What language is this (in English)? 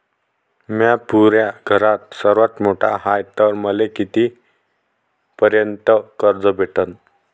Marathi